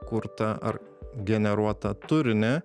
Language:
Lithuanian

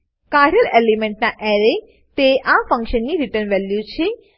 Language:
Gujarati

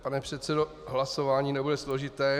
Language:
Czech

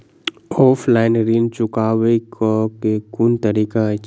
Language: Maithili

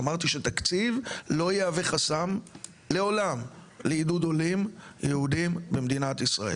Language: Hebrew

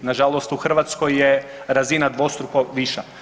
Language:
Croatian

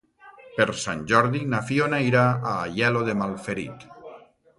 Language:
Catalan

